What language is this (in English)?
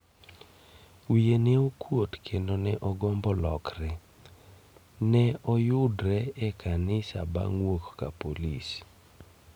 Luo (Kenya and Tanzania)